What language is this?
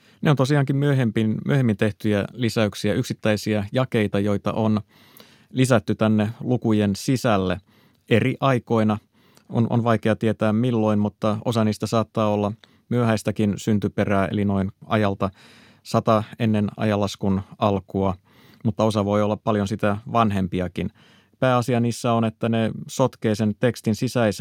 Finnish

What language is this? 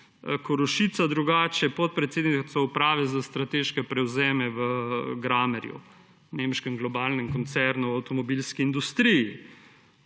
Slovenian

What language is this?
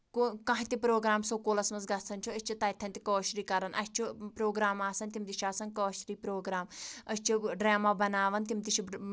Kashmiri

